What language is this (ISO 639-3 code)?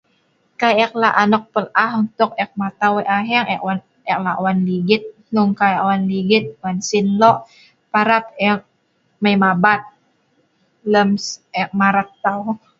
snv